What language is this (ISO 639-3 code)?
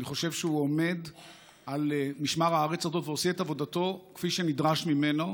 heb